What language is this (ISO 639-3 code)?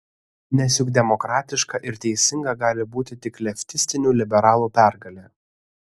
lit